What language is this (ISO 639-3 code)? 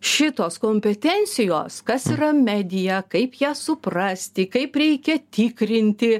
lit